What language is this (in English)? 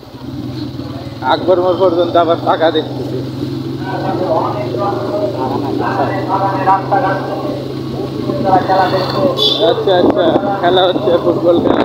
Vietnamese